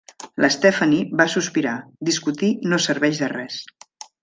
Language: Catalan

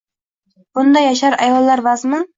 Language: Uzbek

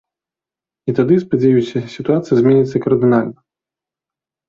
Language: Belarusian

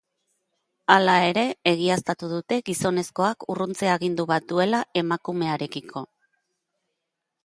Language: Basque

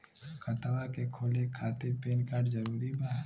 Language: Bhojpuri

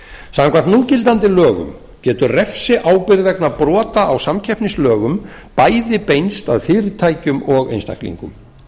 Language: Icelandic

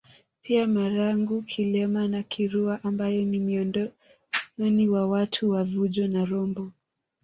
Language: Swahili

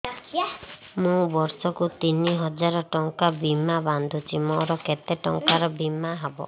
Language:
Odia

